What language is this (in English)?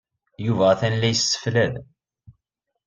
Kabyle